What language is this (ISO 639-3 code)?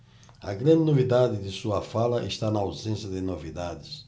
por